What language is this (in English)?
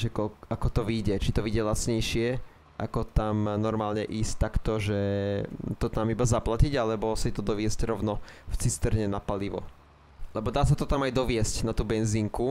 Slovak